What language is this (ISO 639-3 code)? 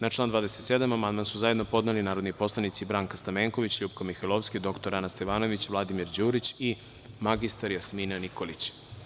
srp